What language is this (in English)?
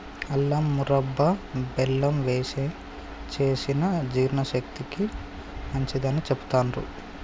Telugu